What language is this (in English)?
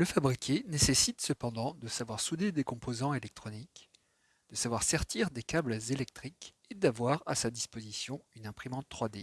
French